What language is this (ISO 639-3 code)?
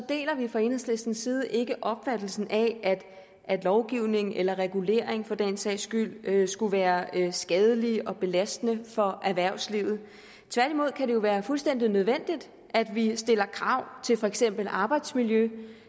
dan